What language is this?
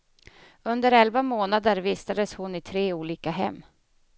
Swedish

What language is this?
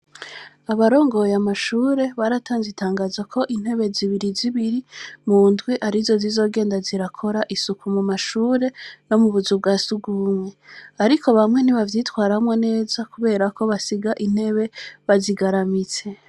Rundi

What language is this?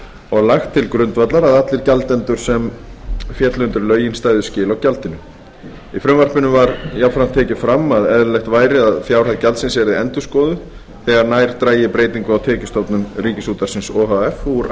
Icelandic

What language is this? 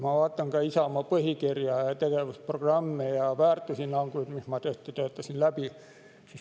Estonian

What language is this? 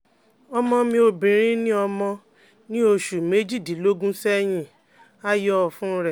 Yoruba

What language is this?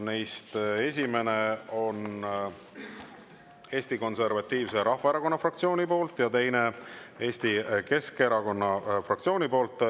Estonian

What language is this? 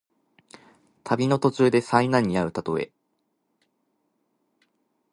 Japanese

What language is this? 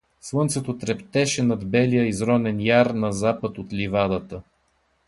Bulgarian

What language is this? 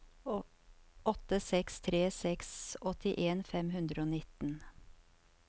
Norwegian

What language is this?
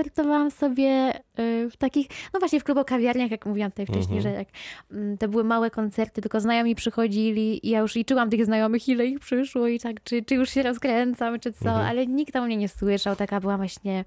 Polish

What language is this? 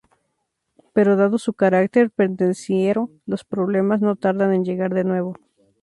Spanish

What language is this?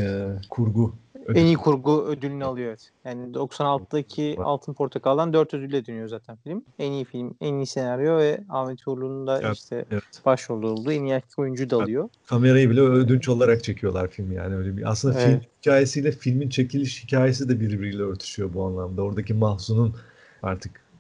Turkish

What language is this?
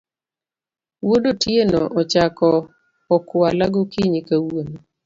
Luo (Kenya and Tanzania)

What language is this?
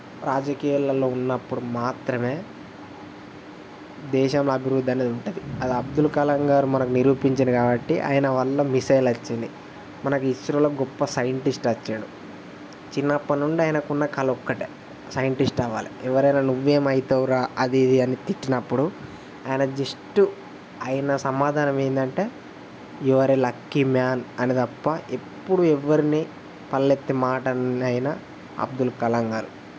Telugu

